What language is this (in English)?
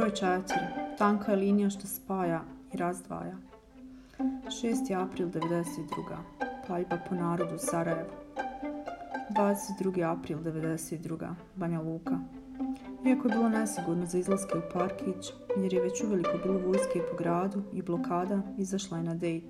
Croatian